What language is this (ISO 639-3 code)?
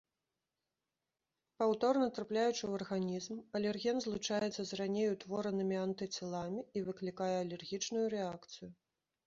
bel